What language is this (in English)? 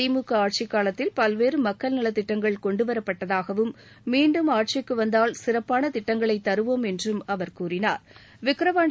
Tamil